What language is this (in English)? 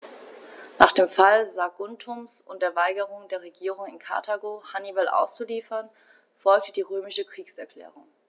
German